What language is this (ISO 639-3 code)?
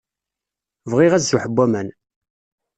kab